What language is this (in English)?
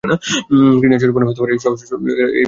Bangla